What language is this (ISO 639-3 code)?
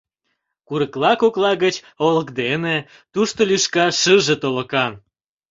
chm